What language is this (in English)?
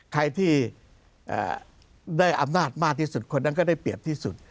Thai